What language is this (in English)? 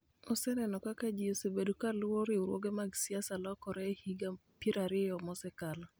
Luo (Kenya and Tanzania)